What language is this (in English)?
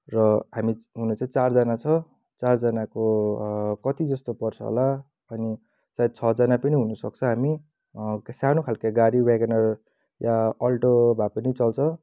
Nepali